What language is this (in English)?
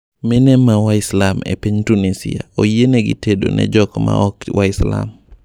Luo (Kenya and Tanzania)